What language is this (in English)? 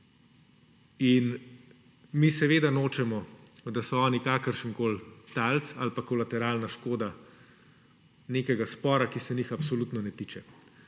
Slovenian